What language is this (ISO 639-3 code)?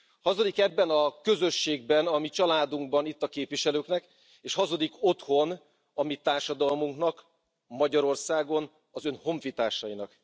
hun